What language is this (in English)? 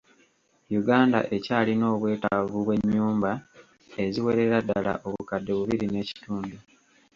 Ganda